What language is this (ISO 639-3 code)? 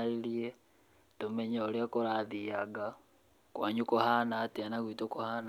kik